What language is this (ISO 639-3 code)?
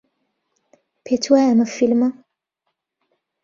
ckb